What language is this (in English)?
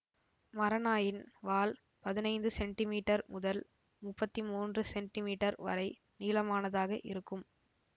Tamil